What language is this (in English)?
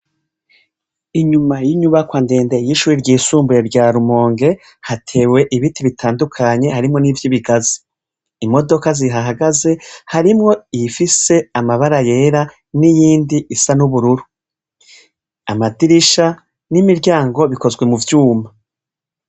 Rundi